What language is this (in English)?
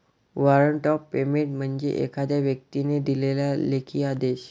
Marathi